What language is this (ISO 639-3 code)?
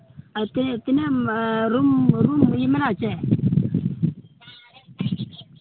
sat